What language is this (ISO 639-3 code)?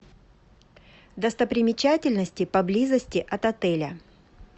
rus